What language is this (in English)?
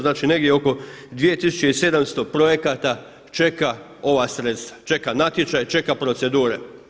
Croatian